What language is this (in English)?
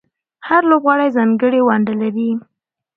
Pashto